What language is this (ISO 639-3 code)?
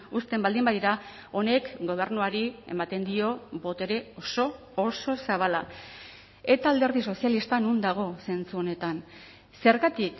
eus